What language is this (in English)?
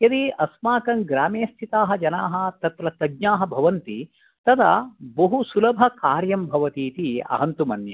Sanskrit